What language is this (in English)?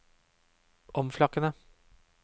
Norwegian